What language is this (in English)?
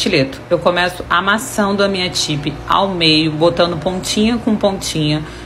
Portuguese